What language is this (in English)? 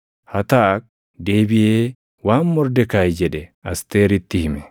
Oromo